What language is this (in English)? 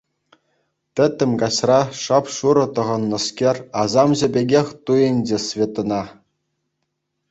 Chuvash